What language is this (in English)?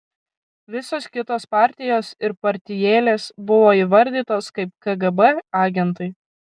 Lithuanian